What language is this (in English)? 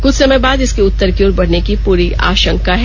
Hindi